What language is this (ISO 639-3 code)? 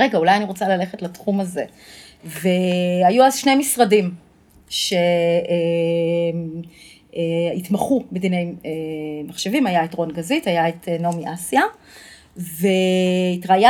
heb